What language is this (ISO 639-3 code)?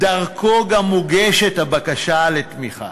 heb